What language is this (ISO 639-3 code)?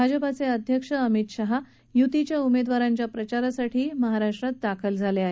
mar